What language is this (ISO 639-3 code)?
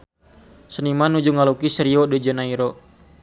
sun